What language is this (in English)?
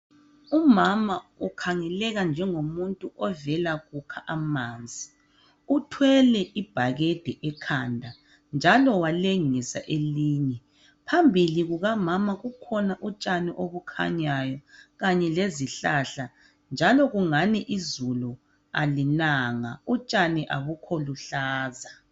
North Ndebele